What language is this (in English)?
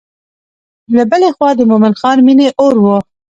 Pashto